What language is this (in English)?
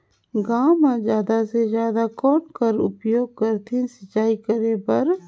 Chhattisgarhi